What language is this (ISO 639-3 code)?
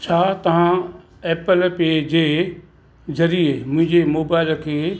snd